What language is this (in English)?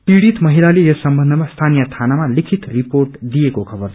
Nepali